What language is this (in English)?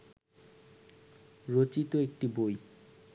Bangla